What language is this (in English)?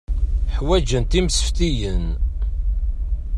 Kabyle